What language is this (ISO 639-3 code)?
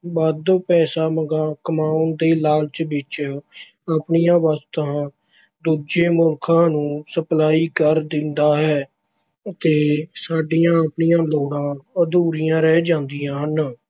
pan